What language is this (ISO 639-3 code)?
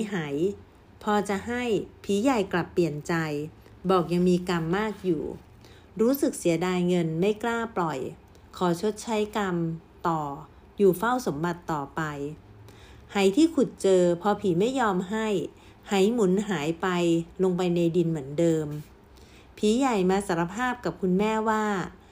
tha